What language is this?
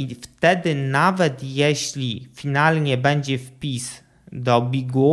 Polish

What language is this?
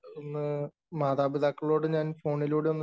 Malayalam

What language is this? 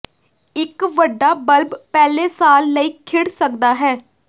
Punjabi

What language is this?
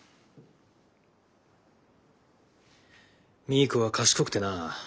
Japanese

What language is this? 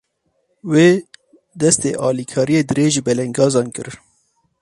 Kurdish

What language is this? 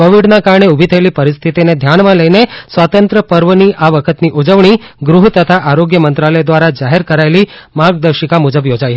Gujarati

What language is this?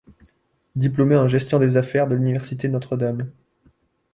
French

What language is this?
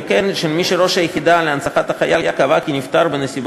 Hebrew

